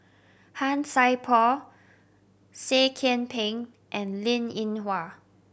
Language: English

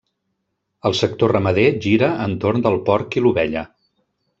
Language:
Catalan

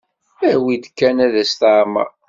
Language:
Kabyle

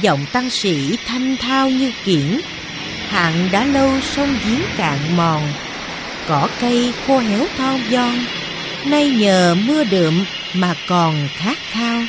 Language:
Vietnamese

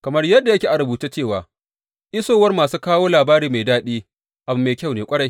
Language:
Hausa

